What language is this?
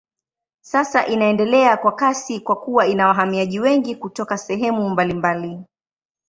Swahili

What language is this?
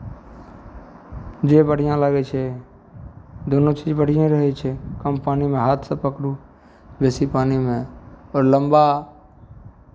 Maithili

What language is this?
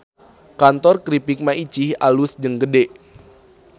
Sundanese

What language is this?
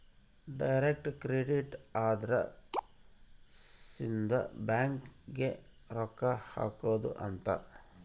Kannada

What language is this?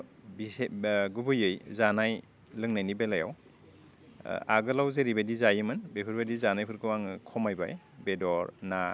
Bodo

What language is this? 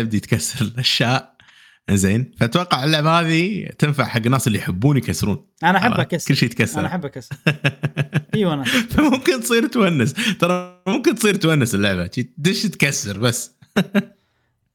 Arabic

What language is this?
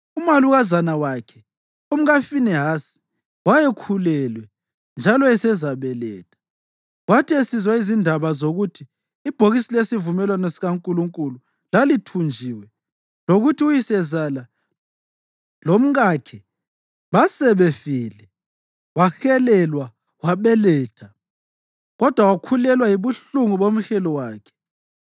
North Ndebele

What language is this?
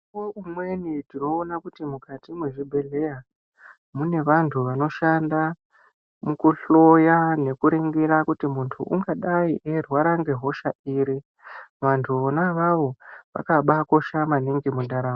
Ndau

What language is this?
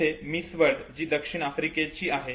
Marathi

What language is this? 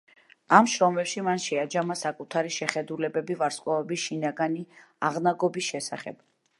Georgian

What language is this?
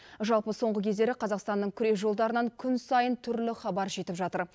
Kazakh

